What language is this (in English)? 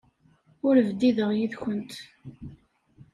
Kabyle